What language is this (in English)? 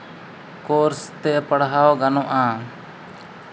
Santali